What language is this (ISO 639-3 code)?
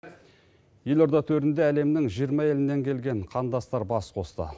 kaz